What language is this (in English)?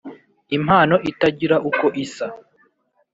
Kinyarwanda